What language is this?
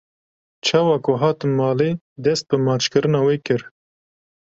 Kurdish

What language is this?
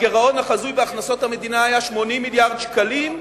Hebrew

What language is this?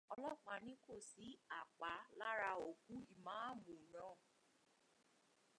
Yoruba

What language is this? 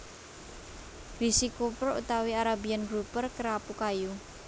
Javanese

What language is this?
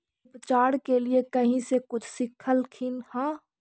Magahi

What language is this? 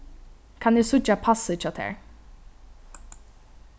Faroese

